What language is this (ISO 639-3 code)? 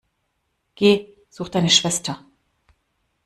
deu